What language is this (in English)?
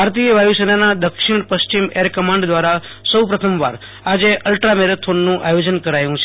Gujarati